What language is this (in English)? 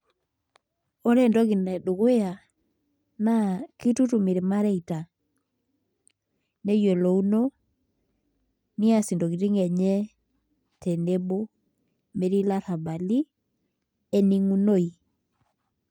Masai